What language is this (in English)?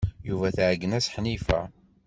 Kabyle